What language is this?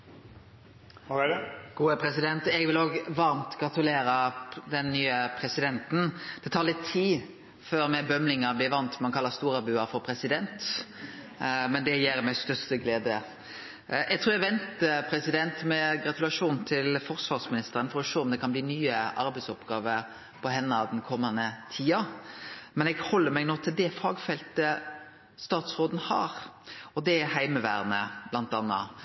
Norwegian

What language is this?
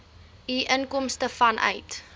Afrikaans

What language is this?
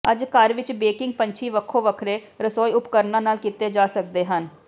Punjabi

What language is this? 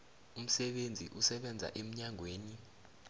South Ndebele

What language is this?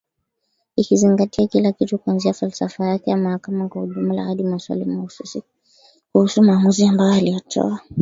Swahili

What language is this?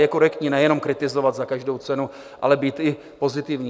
Czech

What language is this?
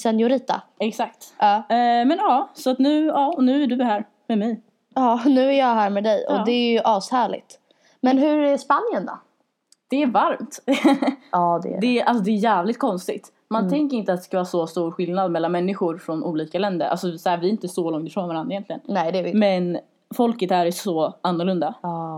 Swedish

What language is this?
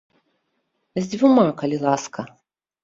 Belarusian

